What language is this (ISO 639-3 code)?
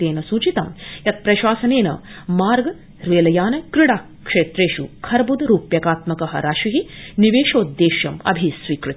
san